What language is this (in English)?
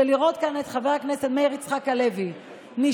Hebrew